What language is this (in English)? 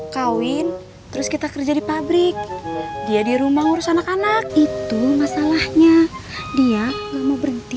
Indonesian